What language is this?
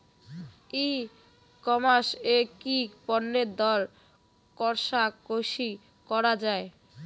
Bangla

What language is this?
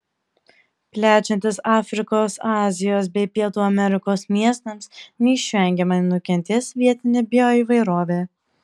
Lithuanian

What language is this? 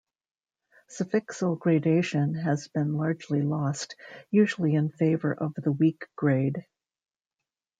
English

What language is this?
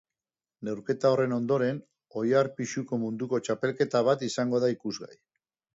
Basque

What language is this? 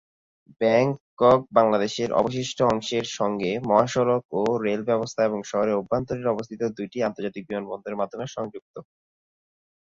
Bangla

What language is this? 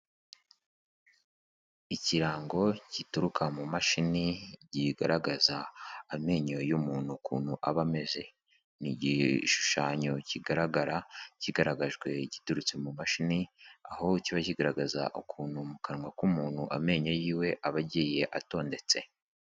Kinyarwanda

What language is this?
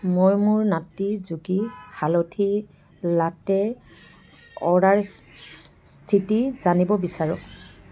Assamese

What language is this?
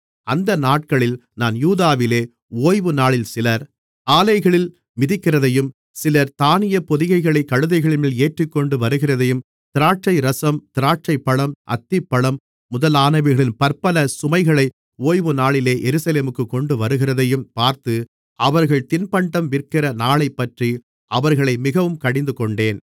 Tamil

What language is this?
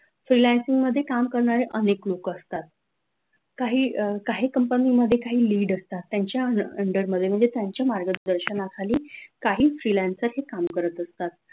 Marathi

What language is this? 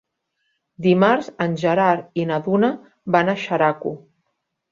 Catalan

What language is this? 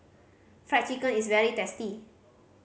English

